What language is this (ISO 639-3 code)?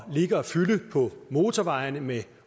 dan